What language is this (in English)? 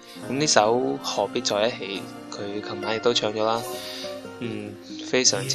Chinese